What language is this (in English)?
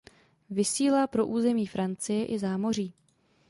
Czech